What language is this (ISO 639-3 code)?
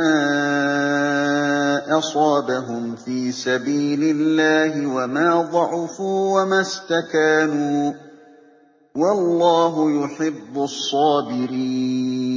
ara